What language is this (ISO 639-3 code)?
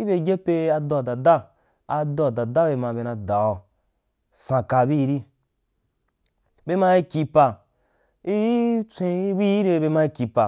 juk